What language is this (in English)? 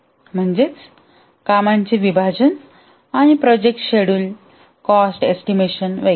Marathi